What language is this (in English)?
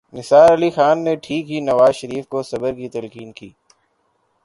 Urdu